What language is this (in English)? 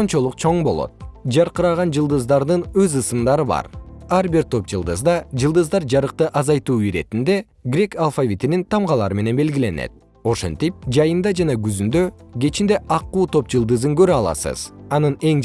Kyrgyz